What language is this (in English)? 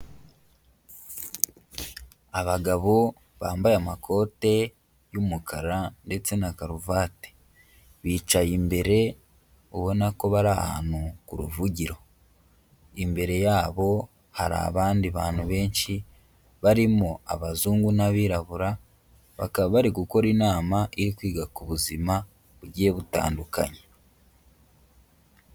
Kinyarwanda